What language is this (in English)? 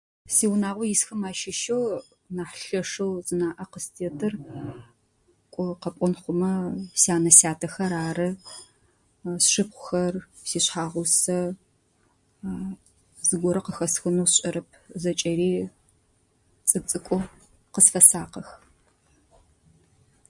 Adyghe